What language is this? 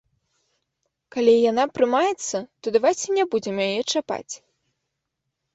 Belarusian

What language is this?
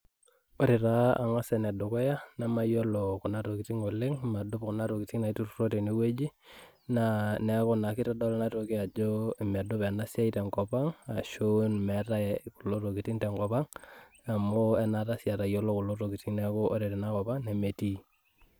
Masai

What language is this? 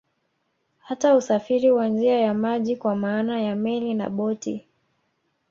Swahili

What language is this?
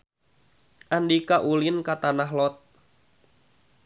Sundanese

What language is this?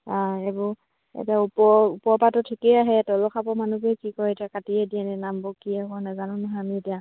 Assamese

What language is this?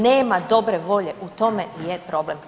Croatian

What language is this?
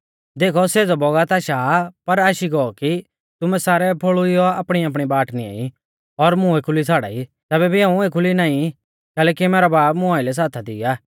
Mahasu Pahari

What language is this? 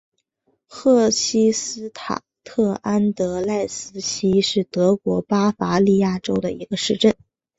Chinese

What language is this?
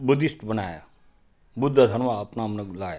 Nepali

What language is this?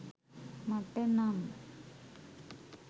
Sinhala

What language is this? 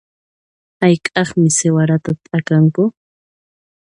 Puno Quechua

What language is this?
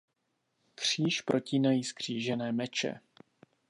Czech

